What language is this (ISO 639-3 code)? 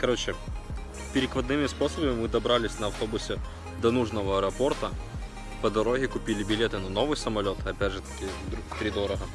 rus